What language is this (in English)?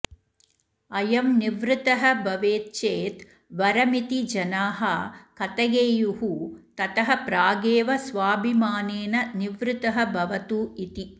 Sanskrit